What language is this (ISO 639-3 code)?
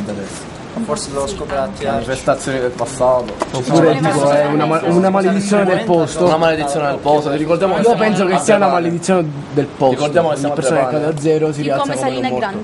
ita